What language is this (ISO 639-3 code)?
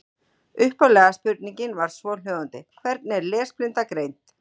isl